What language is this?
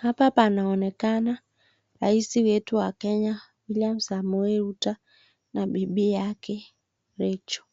Swahili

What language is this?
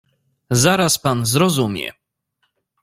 Polish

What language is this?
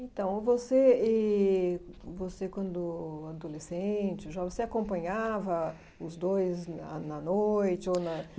Portuguese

